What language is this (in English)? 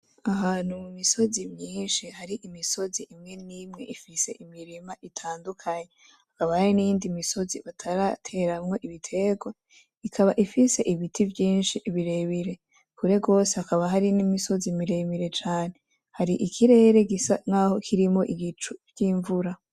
Rundi